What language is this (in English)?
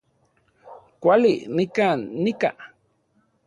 Central Puebla Nahuatl